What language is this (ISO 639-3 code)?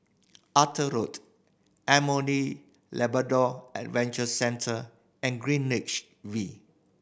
eng